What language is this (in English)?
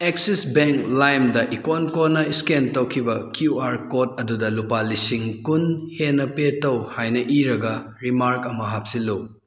Manipuri